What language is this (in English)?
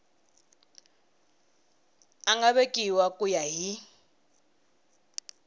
Tsonga